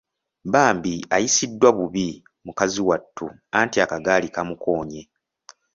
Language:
Ganda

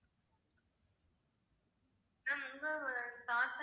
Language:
Tamil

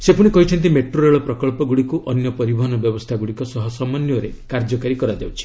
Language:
Odia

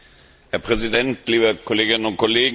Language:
German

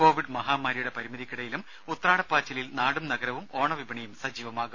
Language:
Malayalam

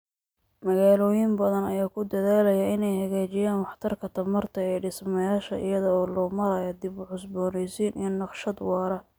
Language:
Somali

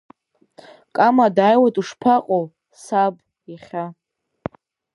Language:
Abkhazian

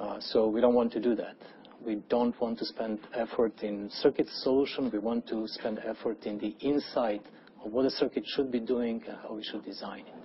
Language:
English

